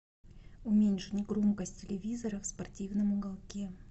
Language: Russian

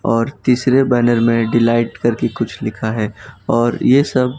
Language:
Hindi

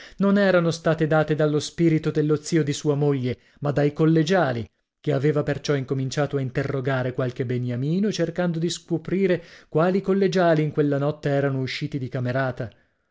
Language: Italian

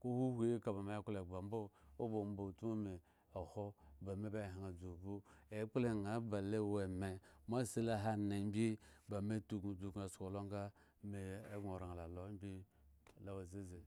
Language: Eggon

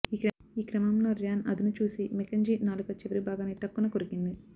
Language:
Telugu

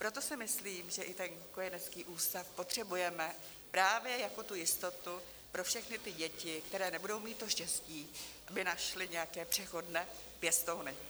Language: Czech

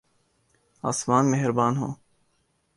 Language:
Urdu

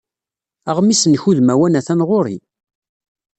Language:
Kabyle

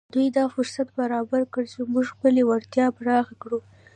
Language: Pashto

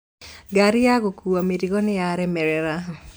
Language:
Kikuyu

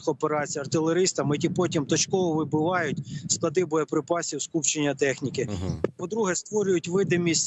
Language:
Ukrainian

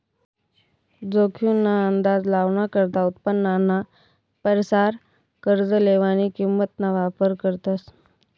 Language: Marathi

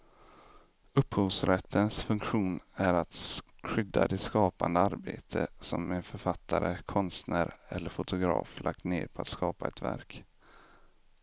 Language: Swedish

